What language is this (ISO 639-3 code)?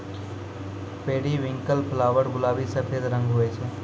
mai